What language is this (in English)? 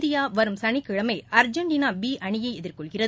Tamil